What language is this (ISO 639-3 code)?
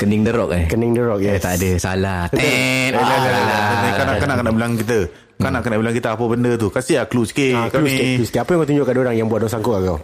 msa